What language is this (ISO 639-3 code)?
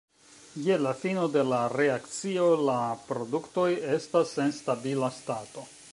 epo